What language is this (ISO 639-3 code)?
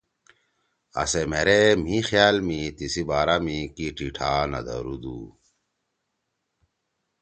trw